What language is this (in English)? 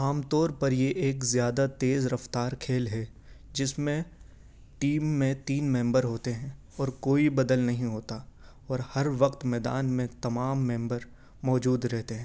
Urdu